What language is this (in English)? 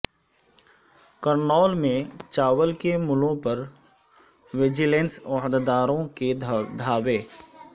Urdu